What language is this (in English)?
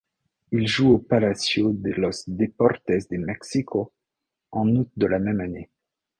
French